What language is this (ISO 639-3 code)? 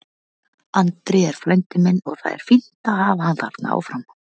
isl